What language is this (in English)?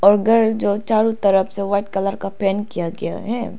Hindi